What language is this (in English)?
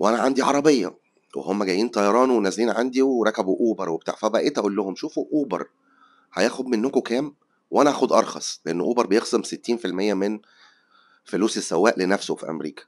Arabic